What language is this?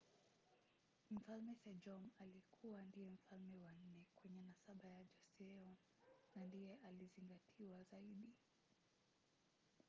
Swahili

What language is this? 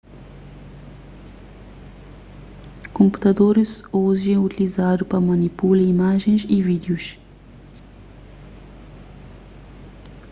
Kabuverdianu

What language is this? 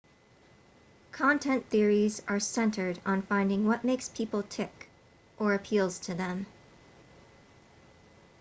English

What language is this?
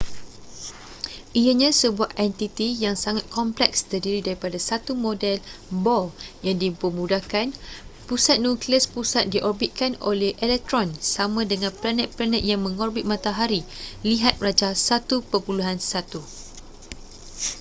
Malay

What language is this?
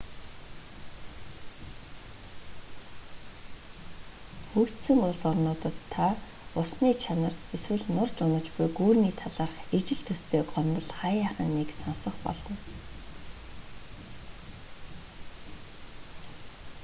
Mongolian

